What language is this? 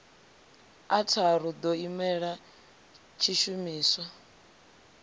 Venda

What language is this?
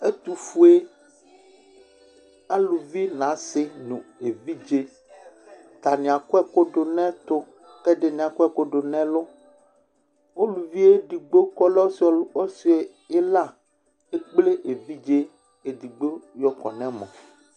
Ikposo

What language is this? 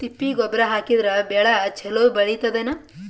Kannada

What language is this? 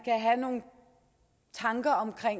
Danish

